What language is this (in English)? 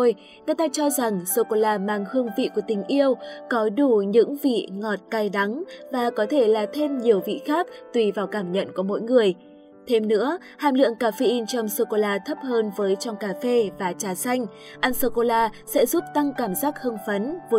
Vietnamese